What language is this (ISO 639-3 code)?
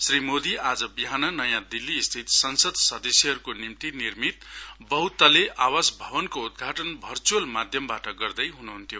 nep